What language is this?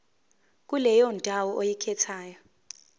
Zulu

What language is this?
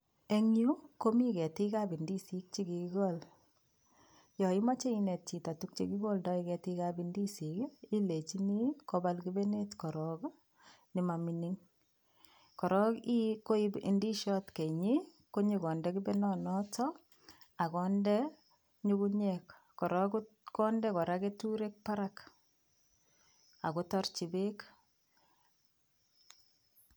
Kalenjin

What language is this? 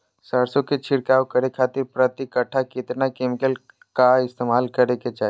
Magahi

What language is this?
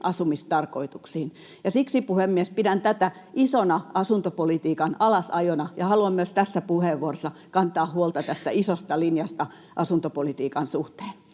Finnish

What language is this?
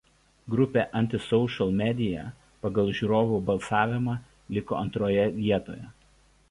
Lithuanian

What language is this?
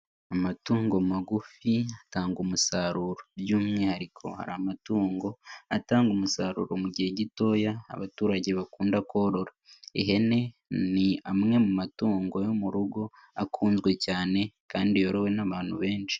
Kinyarwanda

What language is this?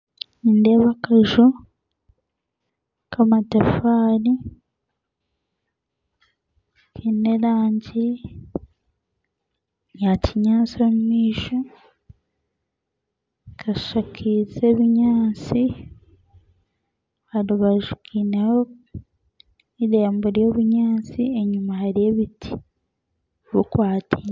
Nyankole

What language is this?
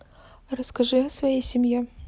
Russian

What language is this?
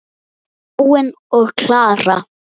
Icelandic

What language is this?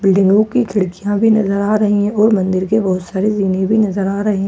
Hindi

